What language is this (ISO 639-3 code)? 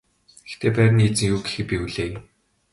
mon